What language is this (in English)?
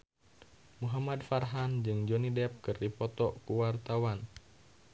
Sundanese